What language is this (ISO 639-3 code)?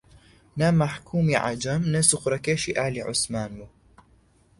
ckb